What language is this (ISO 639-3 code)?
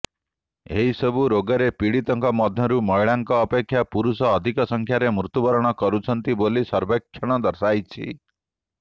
ori